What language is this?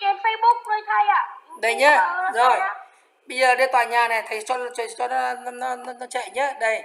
Vietnamese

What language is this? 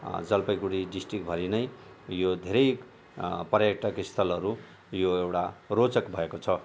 Nepali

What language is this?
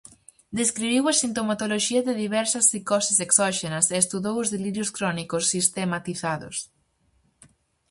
Galician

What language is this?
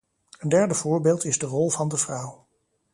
Dutch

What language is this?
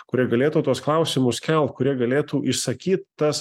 Lithuanian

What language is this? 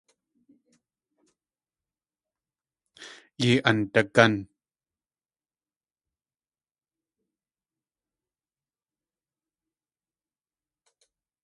Tlingit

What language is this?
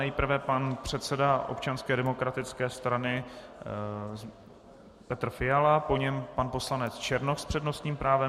Czech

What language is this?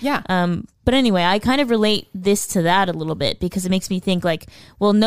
English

